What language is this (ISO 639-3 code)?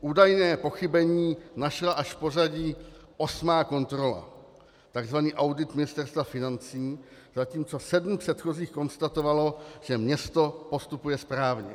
ces